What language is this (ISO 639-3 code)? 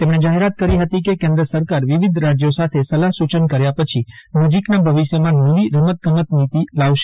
guj